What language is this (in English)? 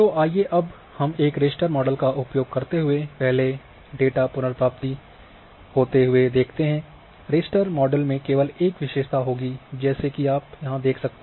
Hindi